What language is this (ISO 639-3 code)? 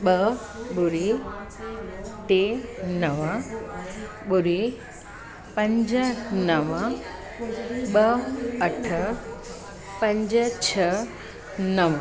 snd